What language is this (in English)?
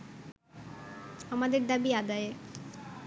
Bangla